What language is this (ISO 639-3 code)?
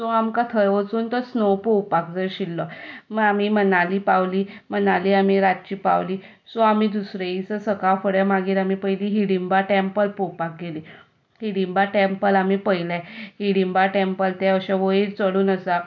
kok